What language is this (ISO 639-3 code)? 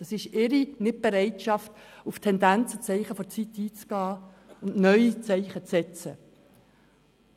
gsw